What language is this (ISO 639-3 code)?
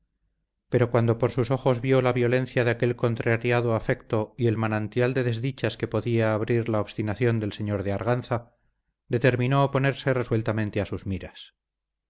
spa